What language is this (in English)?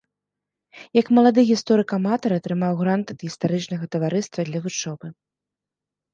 Belarusian